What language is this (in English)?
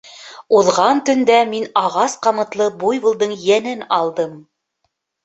Bashkir